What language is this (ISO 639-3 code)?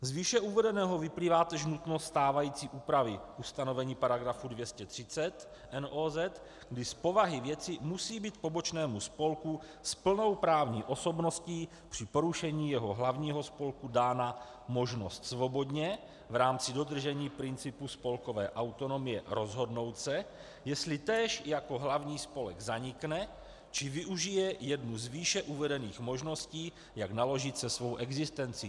ces